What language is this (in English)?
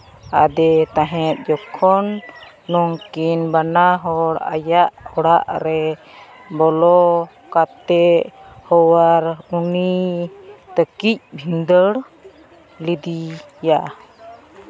Santali